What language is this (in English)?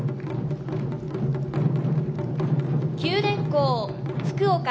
Japanese